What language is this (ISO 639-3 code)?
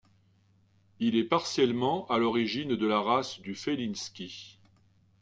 fra